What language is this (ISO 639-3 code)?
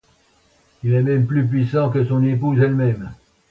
fra